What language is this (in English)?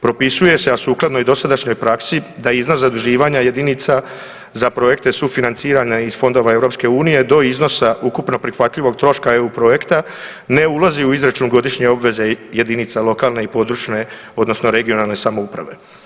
Croatian